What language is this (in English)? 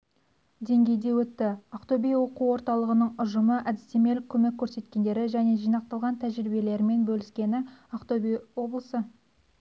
Kazakh